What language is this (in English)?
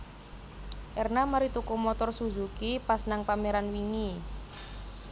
Javanese